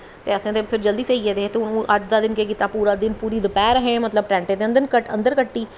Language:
Dogri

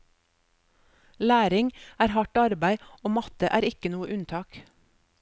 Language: Norwegian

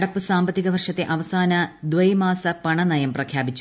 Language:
Malayalam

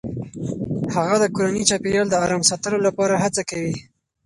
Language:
Pashto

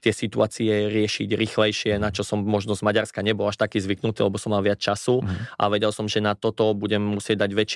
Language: Slovak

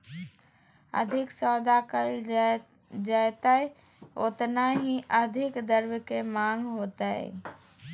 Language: Magahi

